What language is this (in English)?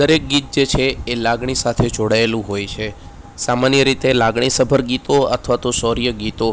Gujarati